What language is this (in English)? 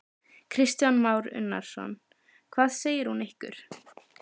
Icelandic